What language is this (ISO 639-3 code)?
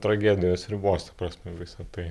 lit